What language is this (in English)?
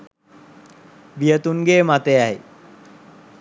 Sinhala